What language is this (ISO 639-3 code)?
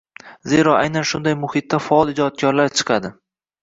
uzb